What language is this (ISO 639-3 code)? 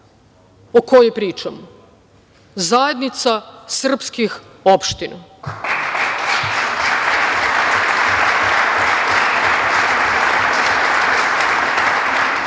srp